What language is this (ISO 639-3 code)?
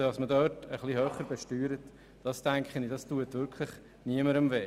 gsw